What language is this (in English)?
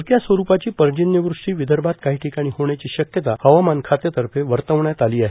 Marathi